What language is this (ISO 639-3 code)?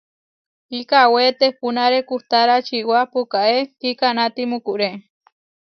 var